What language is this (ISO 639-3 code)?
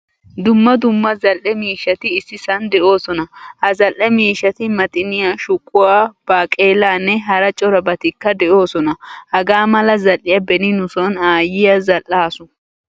wal